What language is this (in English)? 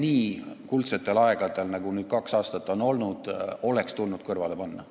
Estonian